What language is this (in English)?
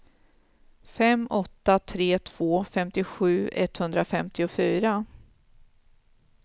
Swedish